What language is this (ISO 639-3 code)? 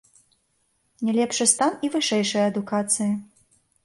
bel